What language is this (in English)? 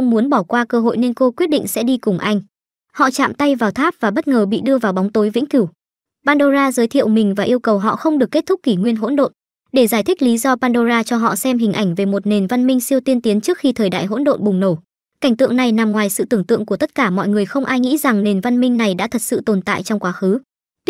Vietnamese